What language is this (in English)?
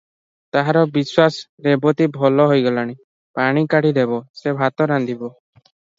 Odia